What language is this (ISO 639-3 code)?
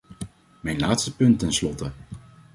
nld